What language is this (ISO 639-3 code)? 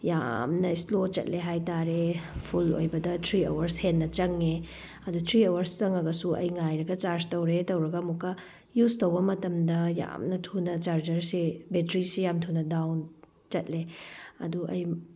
mni